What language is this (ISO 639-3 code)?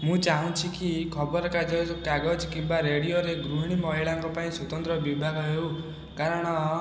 ori